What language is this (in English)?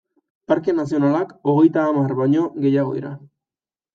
Basque